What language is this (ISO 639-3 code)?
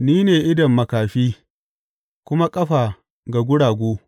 hau